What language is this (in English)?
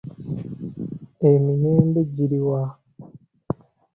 Ganda